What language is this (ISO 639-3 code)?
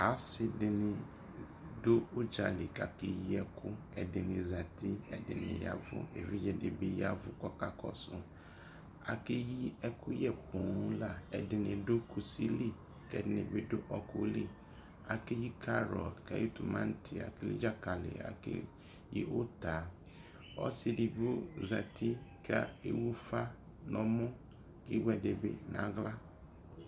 kpo